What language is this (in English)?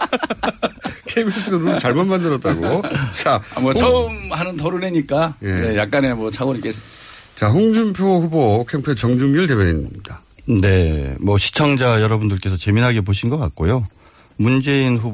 Korean